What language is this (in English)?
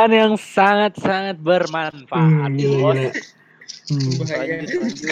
Indonesian